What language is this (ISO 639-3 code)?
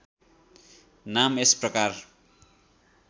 nep